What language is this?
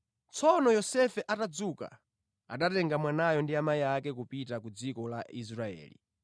Nyanja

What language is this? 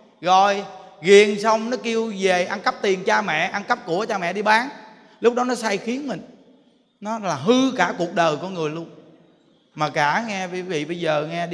Vietnamese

